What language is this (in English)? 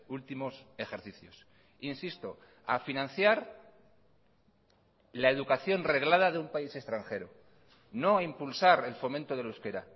Spanish